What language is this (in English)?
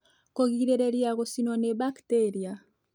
Kikuyu